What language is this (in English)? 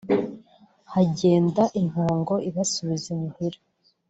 Kinyarwanda